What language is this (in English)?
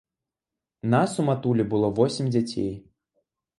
Belarusian